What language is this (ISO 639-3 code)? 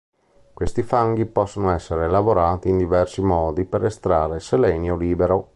ita